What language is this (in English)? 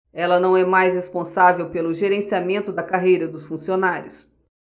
Portuguese